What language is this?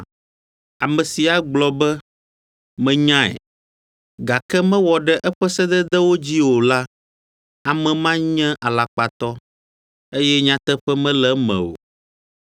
Ewe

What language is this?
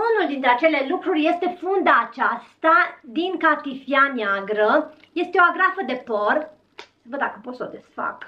Romanian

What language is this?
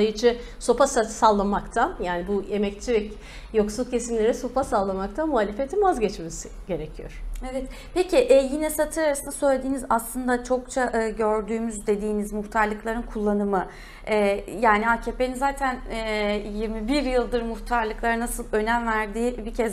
Turkish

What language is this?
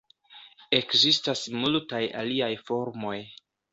Esperanto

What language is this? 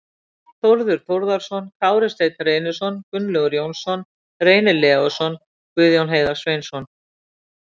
Icelandic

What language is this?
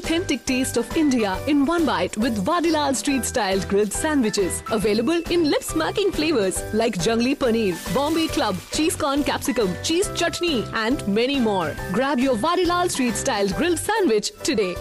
Tamil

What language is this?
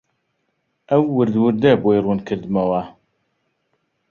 Central Kurdish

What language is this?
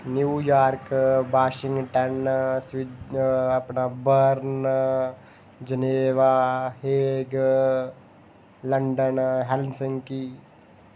Dogri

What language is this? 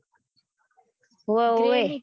Gujarati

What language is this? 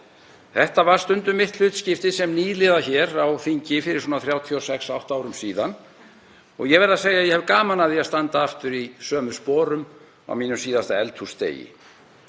Icelandic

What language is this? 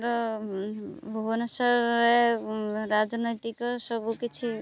Odia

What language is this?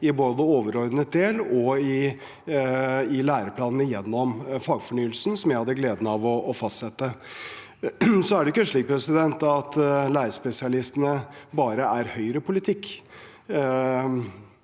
Norwegian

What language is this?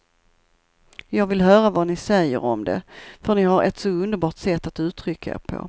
Swedish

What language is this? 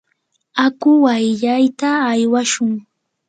Yanahuanca Pasco Quechua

